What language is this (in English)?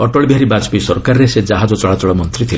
Odia